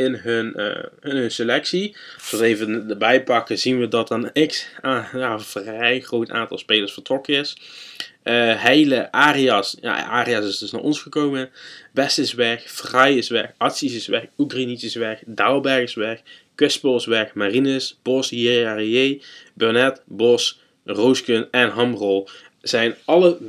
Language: Dutch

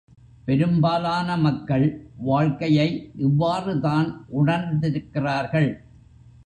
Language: Tamil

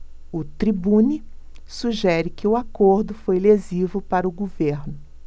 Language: Portuguese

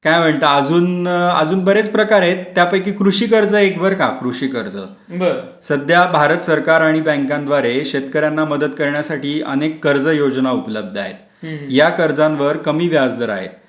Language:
Marathi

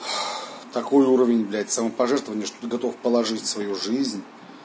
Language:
Russian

